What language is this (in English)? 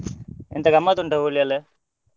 Kannada